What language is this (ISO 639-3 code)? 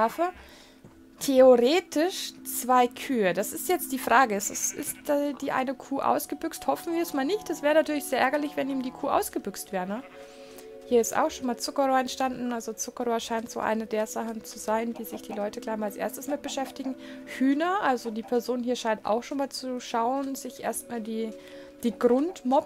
deu